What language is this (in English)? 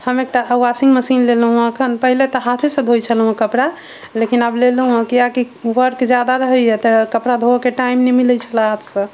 Maithili